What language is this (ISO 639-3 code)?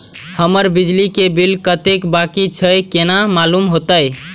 mai